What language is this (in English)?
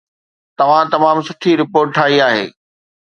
Sindhi